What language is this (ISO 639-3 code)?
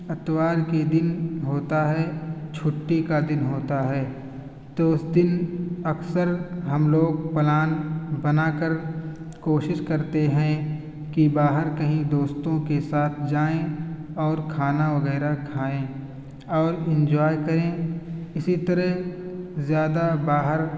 urd